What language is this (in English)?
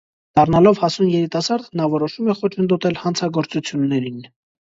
Armenian